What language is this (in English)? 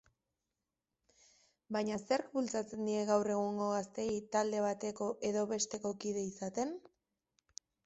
Basque